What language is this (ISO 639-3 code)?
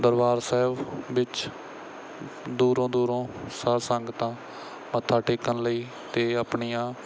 pan